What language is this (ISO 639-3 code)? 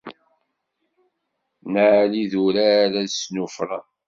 kab